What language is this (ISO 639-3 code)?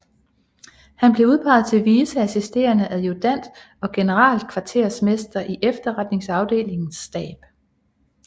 dan